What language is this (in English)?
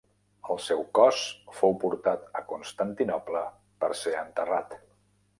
Catalan